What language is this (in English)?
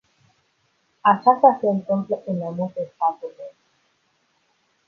Romanian